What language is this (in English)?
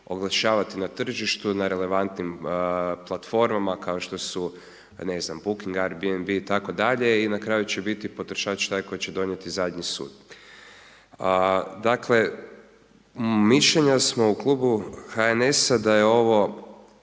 Croatian